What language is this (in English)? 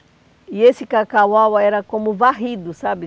Portuguese